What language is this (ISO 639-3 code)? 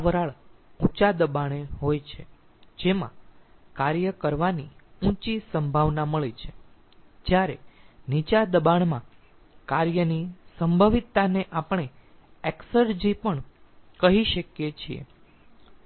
guj